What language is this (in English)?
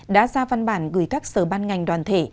Vietnamese